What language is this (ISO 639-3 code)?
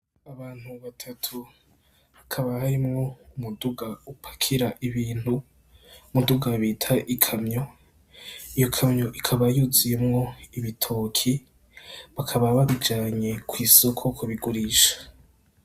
run